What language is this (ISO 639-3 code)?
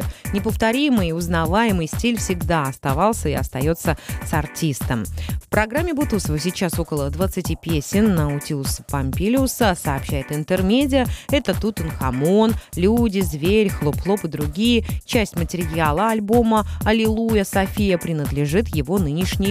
rus